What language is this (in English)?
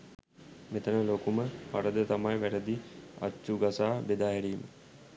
Sinhala